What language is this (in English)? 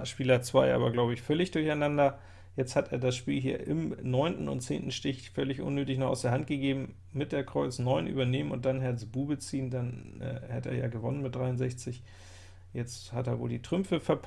German